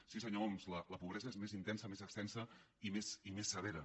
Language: Catalan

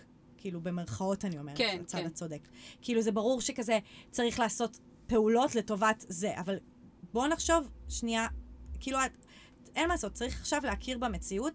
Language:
Hebrew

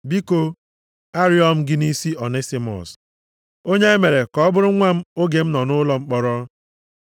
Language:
Igbo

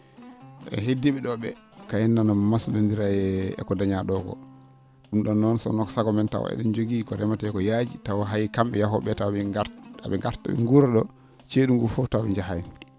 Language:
Fula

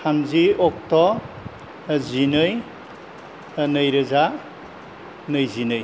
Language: Bodo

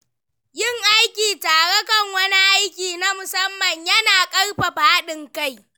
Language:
Hausa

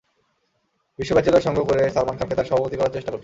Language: Bangla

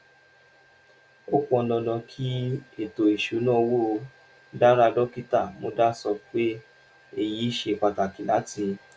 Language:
Yoruba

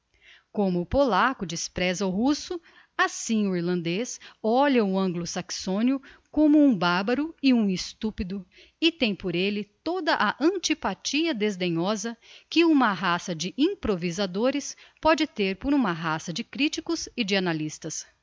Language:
Portuguese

